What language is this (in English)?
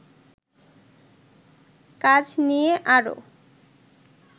Bangla